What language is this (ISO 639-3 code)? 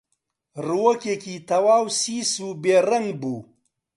ckb